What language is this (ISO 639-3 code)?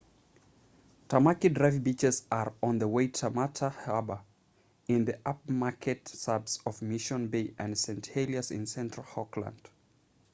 eng